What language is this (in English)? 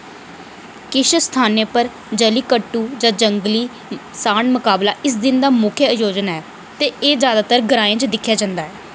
Dogri